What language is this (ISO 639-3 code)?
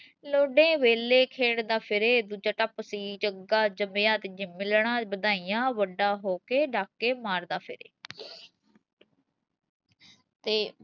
pan